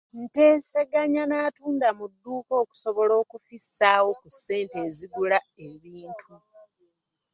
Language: Ganda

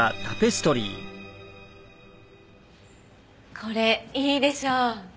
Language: Japanese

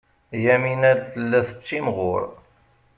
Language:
Kabyle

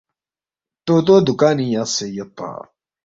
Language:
Balti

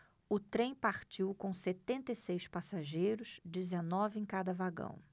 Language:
Portuguese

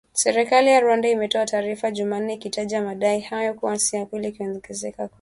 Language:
Swahili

